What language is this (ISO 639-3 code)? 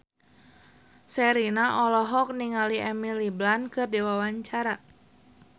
sun